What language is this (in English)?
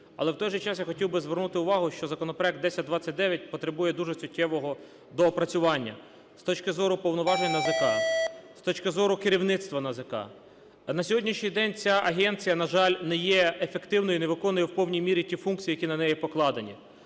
Ukrainian